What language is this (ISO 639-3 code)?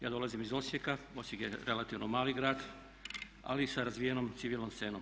hrv